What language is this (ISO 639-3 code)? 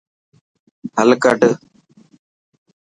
mki